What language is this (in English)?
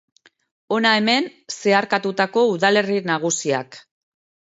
Basque